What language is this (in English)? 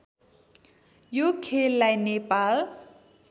Nepali